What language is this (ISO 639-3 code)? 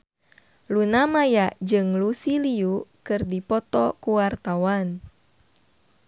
sun